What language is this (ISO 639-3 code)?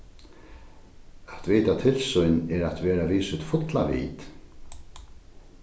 fao